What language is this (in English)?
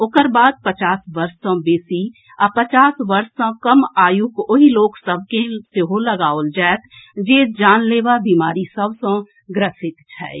Maithili